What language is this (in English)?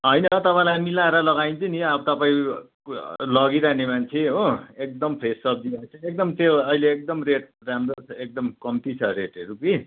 Nepali